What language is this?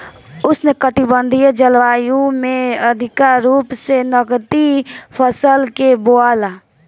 Bhojpuri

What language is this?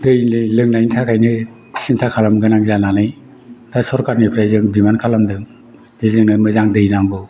Bodo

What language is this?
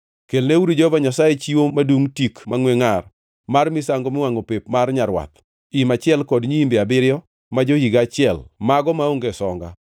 Luo (Kenya and Tanzania)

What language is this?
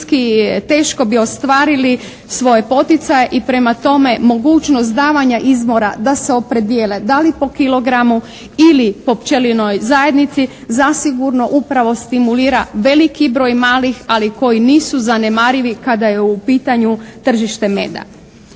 Croatian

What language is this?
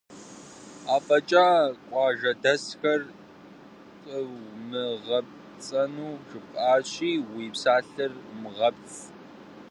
Kabardian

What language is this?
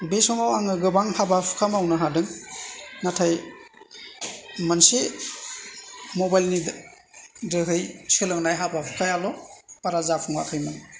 Bodo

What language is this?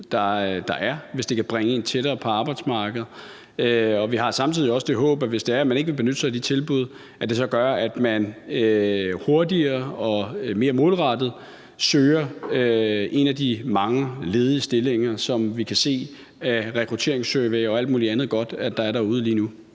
Danish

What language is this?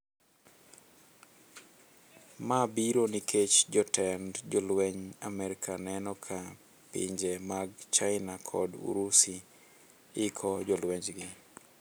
Luo (Kenya and Tanzania)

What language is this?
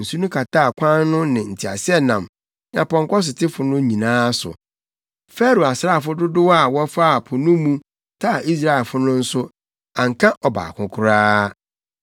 Akan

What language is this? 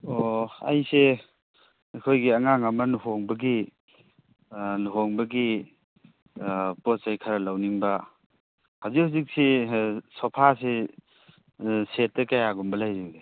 Manipuri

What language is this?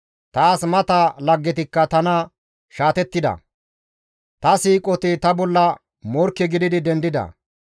Gamo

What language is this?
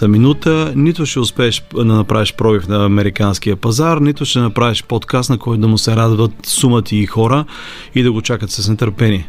Bulgarian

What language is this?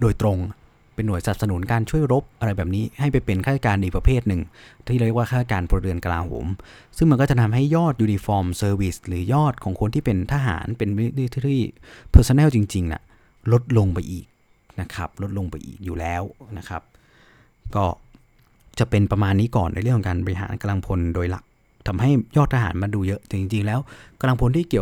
Thai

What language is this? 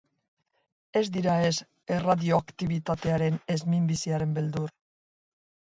Basque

